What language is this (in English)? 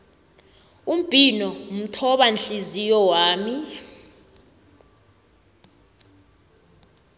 South Ndebele